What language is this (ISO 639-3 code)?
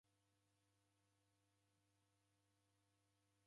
dav